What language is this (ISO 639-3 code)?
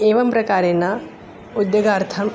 san